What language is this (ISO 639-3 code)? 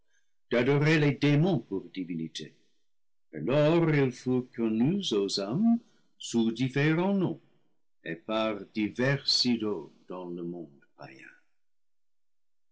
fra